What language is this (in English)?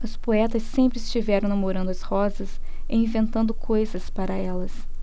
Portuguese